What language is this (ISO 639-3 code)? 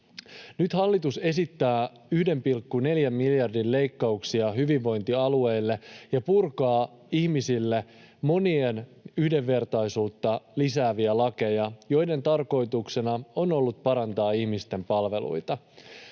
fin